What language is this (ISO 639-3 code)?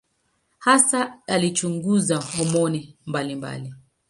swa